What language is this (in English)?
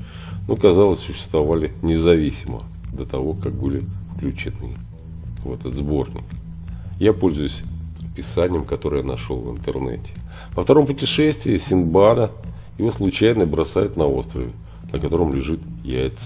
Russian